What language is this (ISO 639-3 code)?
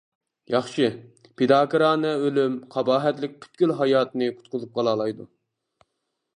uig